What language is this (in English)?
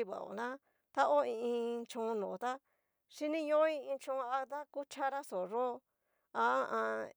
Cacaloxtepec Mixtec